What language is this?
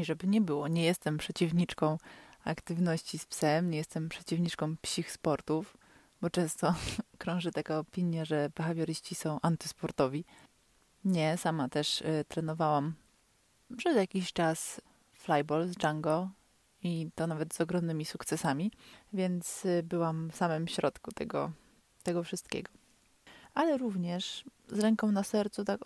Polish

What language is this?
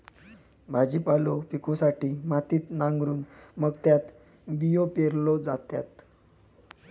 Marathi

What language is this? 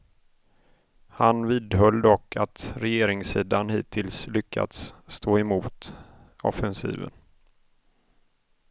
Swedish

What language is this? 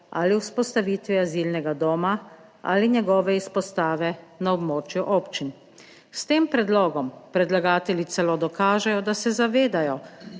Slovenian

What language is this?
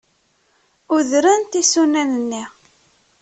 Kabyle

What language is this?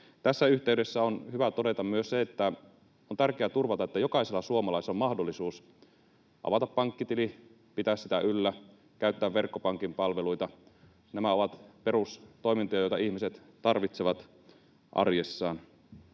Finnish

